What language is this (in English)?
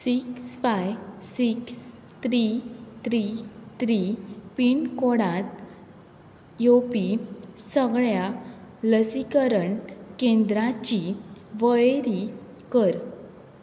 Konkani